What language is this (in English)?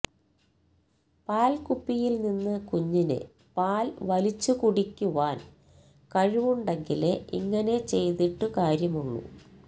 Malayalam